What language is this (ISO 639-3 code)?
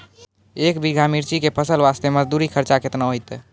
mai